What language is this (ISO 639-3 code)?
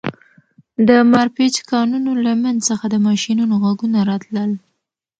pus